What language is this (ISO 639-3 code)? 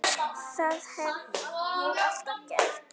isl